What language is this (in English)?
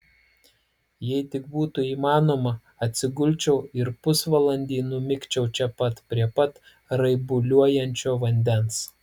Lithuanian